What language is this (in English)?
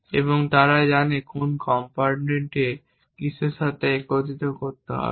Bangla